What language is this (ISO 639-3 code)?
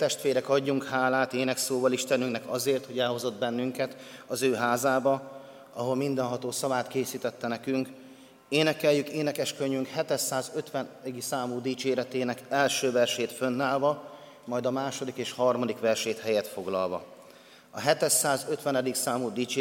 hun